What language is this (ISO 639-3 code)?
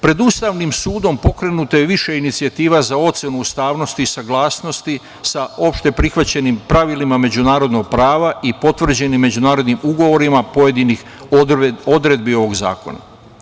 srp